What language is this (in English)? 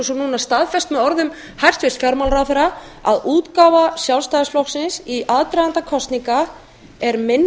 Icelandic